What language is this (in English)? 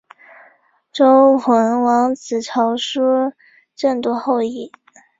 Chinese